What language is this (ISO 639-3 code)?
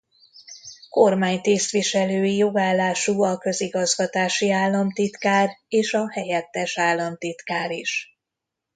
hun